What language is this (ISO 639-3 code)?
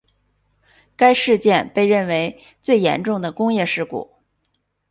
zho